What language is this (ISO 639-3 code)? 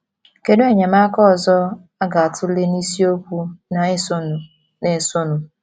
ibo